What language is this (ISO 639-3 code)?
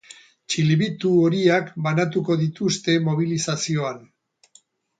eus